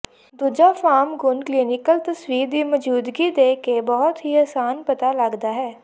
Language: Punjabi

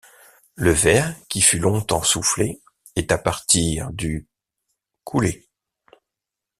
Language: French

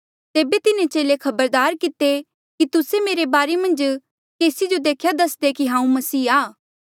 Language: Mandeali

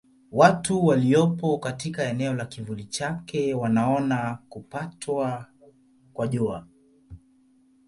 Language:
Swahili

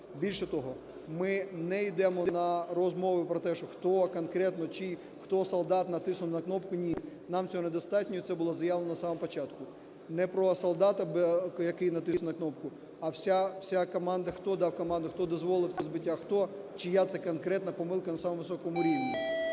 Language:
Ukrainian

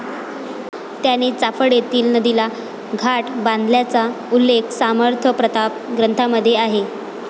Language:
Marathi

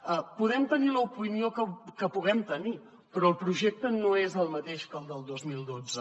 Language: Catalan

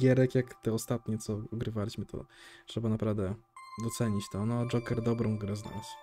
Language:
Polish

